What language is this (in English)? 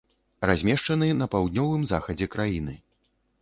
Belarusian